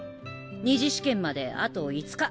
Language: Japanese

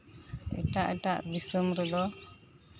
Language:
Santali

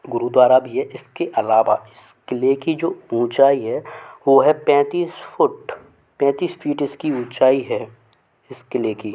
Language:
Hindi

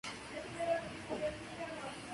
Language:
Spanish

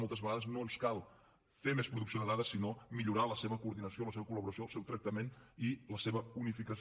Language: Catalan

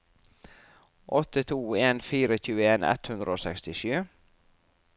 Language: Norwegian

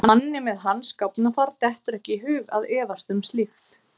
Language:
Icelandic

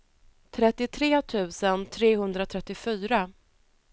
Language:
Swedish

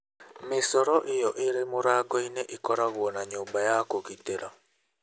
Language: Kikuyu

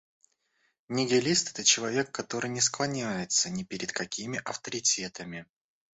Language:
Russian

